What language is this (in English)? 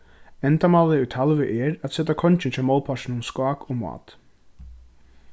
Faroese